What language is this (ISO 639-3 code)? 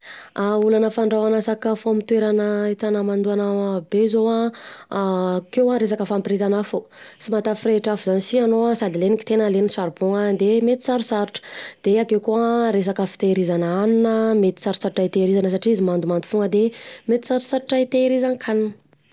bzc